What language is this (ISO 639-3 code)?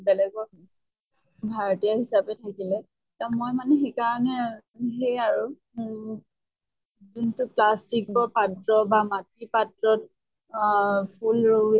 asm